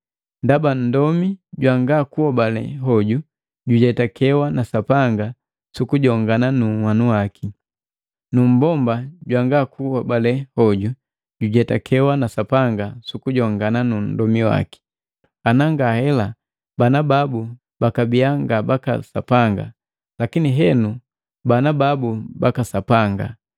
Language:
Matengo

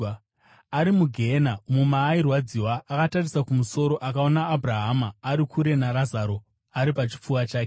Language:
Shona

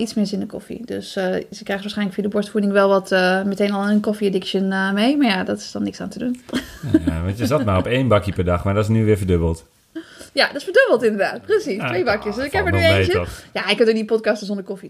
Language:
Dutch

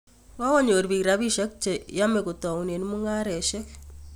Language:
Kalenjin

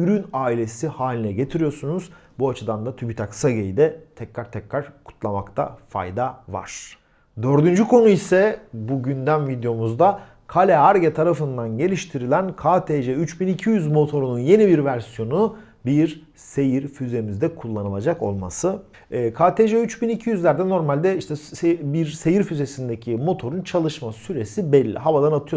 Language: Turkish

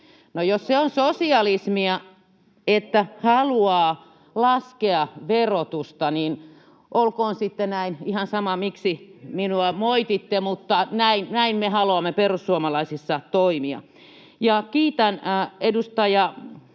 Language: Finnish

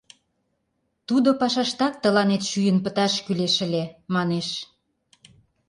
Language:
Mari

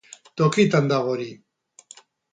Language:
Basque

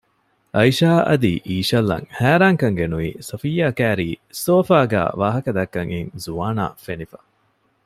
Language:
Divehi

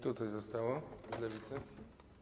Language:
Polish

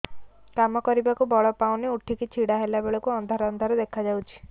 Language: Odia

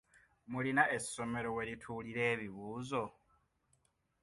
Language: Ganda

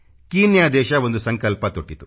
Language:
Kannada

